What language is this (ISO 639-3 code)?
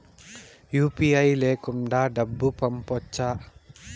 tel